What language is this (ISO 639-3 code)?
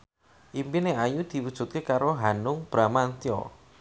jav